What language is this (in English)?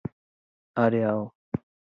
Portuguese